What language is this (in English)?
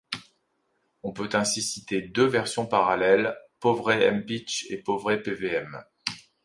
French